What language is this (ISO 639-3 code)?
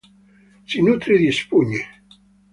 ita